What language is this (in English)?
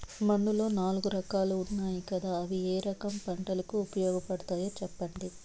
Telugu